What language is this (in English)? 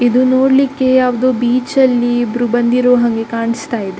Kannada